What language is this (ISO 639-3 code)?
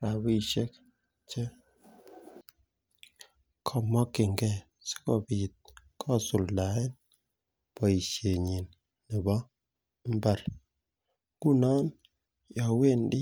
kln